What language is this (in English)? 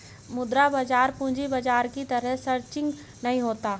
Hindi